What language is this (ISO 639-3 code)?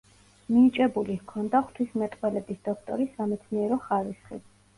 kat